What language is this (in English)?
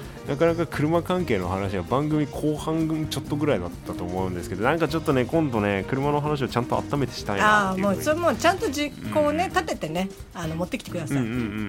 Japanese